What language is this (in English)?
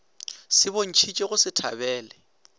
Northern Sotho